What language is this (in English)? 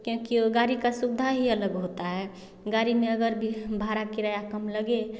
Hindi